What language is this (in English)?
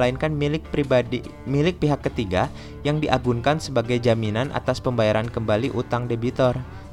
Indonesian